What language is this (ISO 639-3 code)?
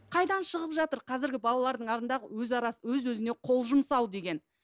kaz